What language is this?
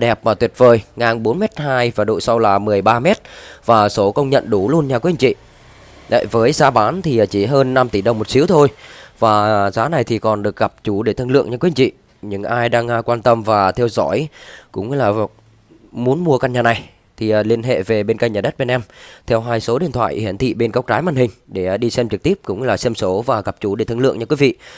Vietnamese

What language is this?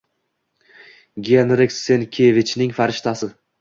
Uzbek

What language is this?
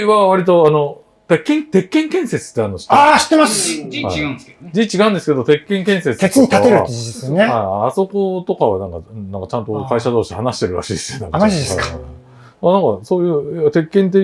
Japanese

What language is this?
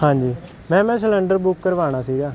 Punjabi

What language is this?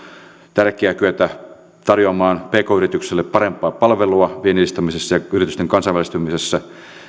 Finnish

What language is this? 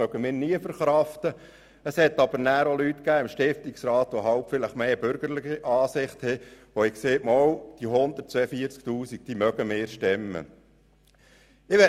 Swiss German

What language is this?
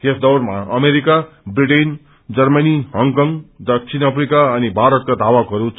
Nepali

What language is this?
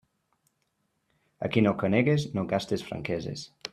Catalan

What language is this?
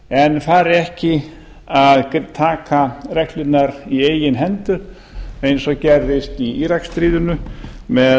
Icelandic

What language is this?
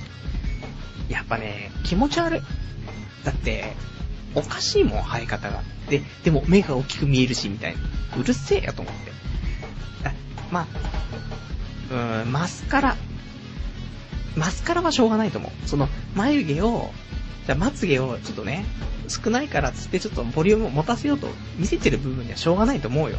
Japanese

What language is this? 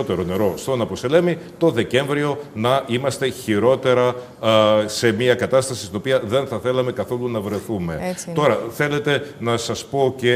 Greek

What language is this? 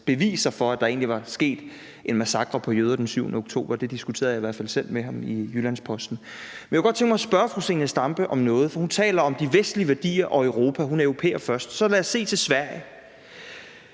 Danish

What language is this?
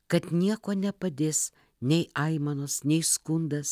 Lithuanian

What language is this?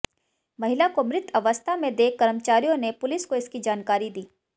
Hindi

